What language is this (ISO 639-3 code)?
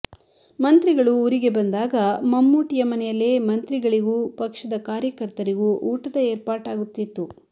kan